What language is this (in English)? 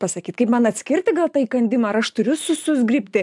Lithuanian